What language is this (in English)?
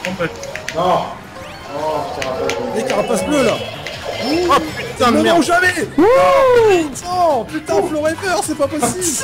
French